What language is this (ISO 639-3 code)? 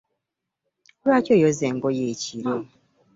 lug